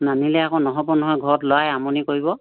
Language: Assamese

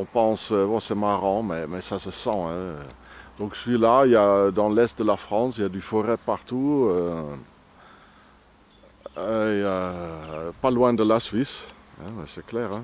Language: French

